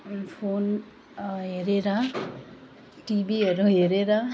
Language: Nepali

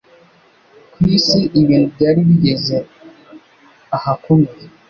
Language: Kinyarwanda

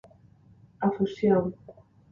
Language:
Galician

